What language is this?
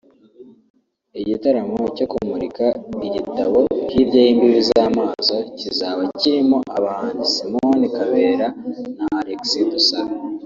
Kinyarwanda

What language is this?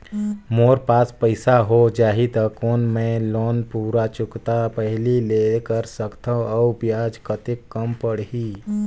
Chhattisgarhi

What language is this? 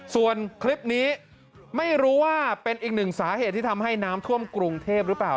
Thai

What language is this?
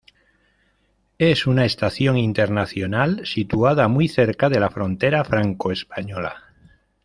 Spanish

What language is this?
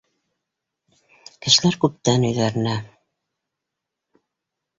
Bashkir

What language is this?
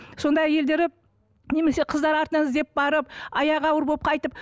Kazakh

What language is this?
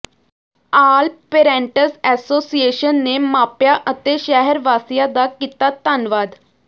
Punjabi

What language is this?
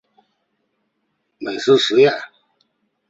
Chinese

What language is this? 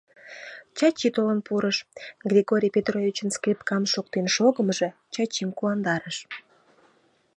Mari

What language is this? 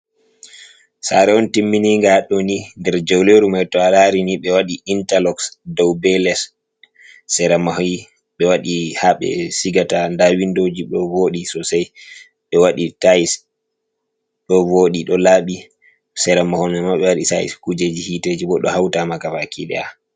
Fula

